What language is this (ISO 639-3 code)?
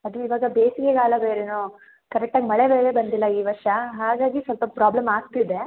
kan